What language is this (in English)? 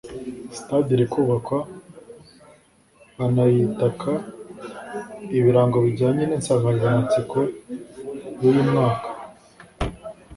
Kinyarwanda